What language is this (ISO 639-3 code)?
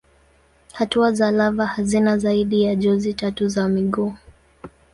swa